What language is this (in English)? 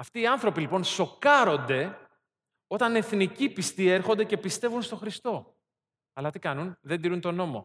Greek